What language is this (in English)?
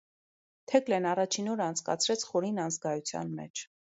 Armenian